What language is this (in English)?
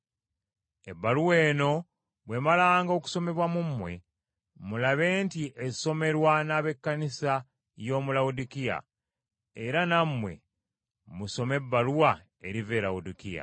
Ganda